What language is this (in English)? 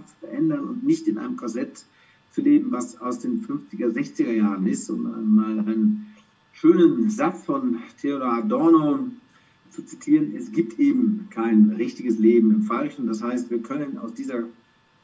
German